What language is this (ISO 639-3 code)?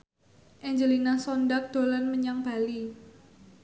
jav